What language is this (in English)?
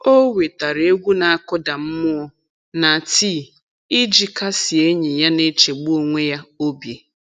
Igbo